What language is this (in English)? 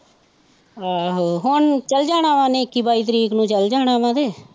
Punjabi